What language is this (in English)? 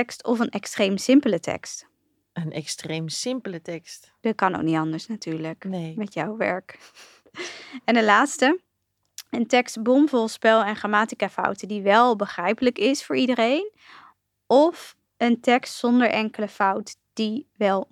Dutch